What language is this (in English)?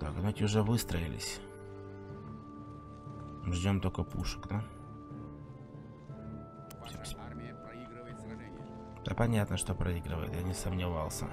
Russian